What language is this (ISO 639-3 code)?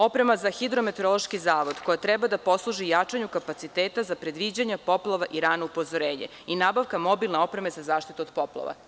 srp